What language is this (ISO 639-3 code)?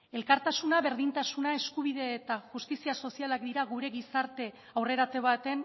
eus